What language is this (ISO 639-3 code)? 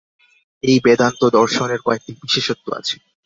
ben